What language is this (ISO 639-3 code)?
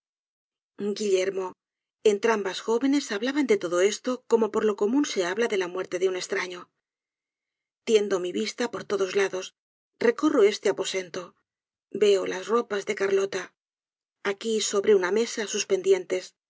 spa